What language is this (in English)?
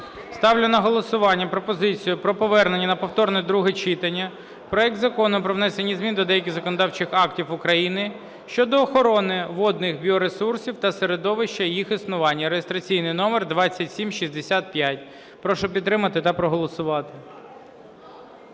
Ukrainian